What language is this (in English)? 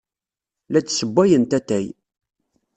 Kabyle